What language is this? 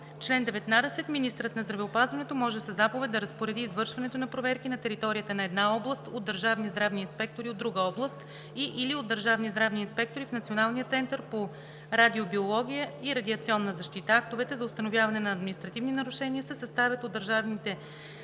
Bulgarian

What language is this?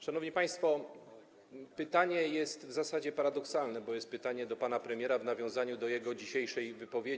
Polish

